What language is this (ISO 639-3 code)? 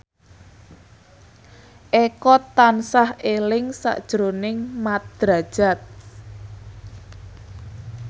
jav